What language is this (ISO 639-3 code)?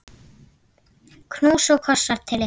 isl